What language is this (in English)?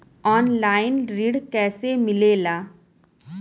Bhojpuri